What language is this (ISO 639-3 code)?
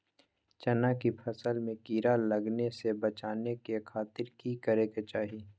mag